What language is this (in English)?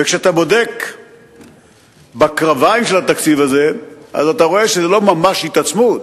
Hebrew